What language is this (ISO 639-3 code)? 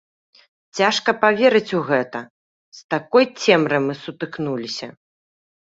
bel